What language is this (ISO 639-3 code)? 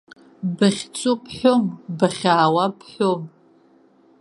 abk